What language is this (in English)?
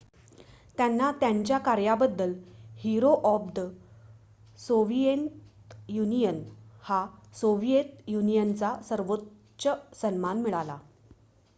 Marathi